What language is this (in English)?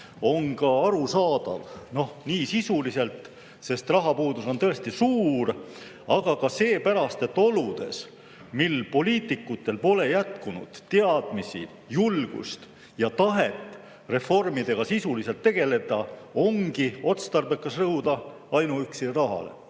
Estonian